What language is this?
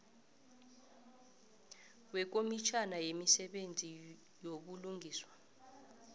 South Ndebele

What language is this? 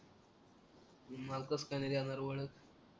Marathi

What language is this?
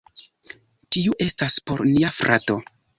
Esperanto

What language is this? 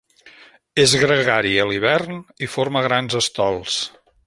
Catalan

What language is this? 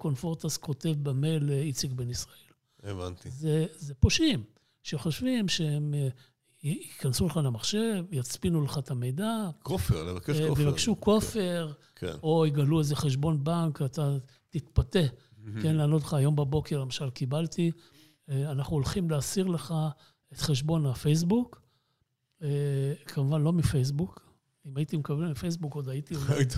Hebrew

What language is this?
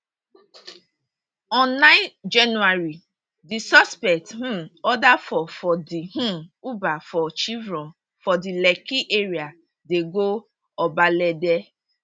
Nigerian Pidgin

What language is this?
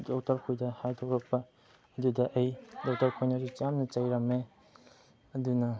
Manipuri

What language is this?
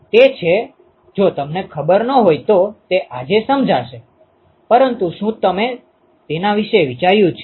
Gujarati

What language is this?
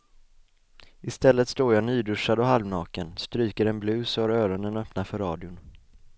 Swedish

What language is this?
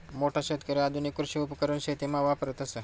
Marathi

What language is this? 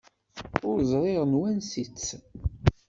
Kabyle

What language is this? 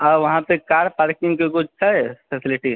Maithili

